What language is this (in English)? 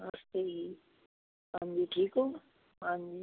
Punjabi